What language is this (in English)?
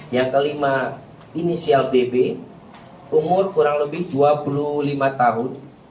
Indonesian